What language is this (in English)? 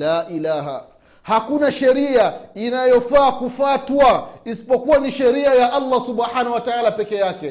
Swahili